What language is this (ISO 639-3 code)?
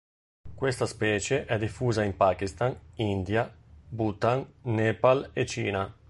ita